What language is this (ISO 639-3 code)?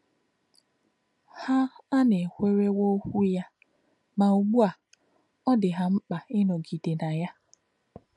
ibo